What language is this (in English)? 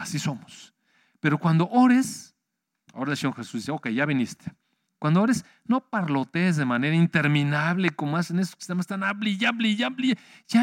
Spanish